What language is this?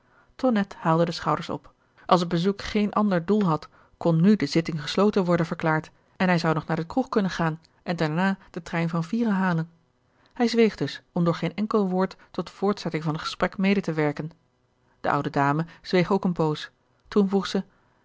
Dutch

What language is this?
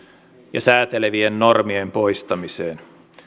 Finnish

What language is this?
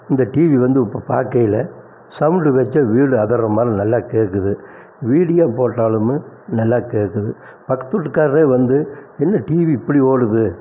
Tamil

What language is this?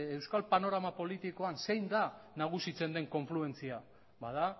Basque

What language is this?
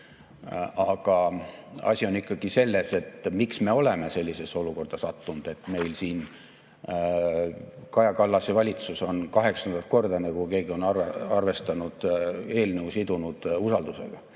Estonian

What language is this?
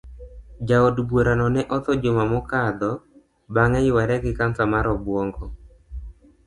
Luo (Kenya and Tanzania)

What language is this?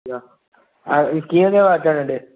Sindhi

